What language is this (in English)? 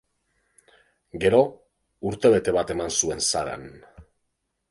Basque